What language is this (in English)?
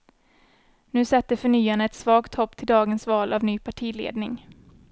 Swedish